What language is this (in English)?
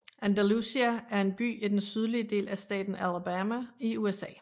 Danish